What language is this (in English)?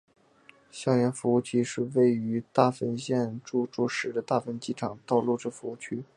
Chinese